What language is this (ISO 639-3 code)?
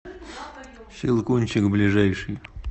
rus